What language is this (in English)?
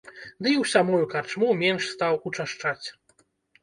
Belarusian